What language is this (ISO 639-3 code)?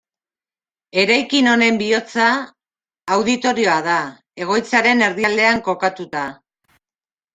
eus